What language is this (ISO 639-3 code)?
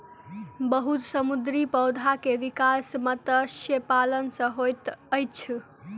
mai